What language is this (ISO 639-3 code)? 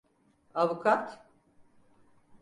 tur